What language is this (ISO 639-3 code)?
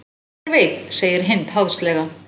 isl